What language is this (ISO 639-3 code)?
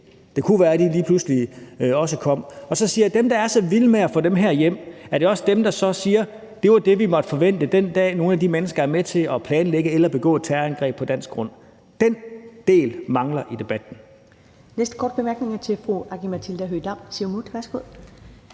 dan